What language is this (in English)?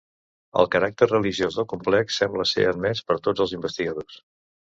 Catalan